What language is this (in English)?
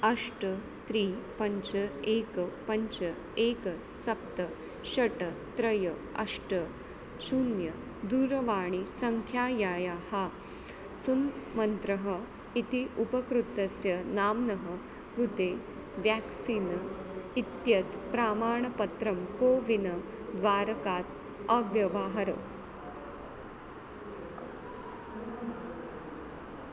Sanskrit